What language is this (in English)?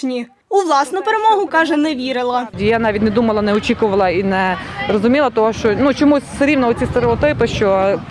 Ukrainian